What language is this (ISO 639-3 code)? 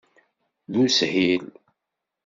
kab